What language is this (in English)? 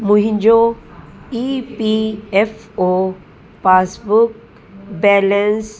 Sindhi